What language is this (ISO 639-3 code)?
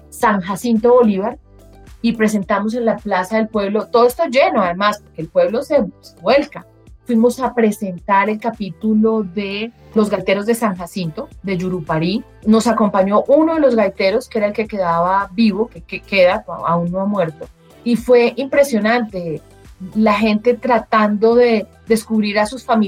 spa